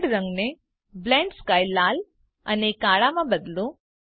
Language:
Gujarati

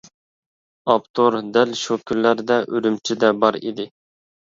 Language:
Uyghur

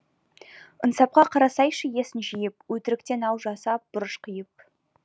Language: Kazakh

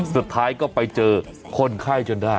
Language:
Thai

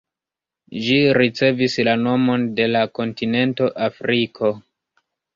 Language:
Esperanto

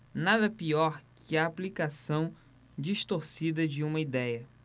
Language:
Portuguese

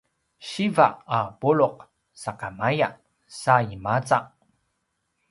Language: Paiwan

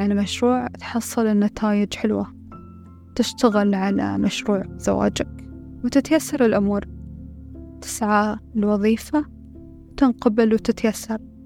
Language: Arabic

